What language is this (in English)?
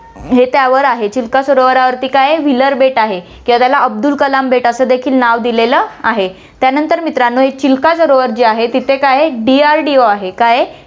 Marathi